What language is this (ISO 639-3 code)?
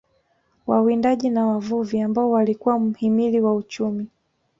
swa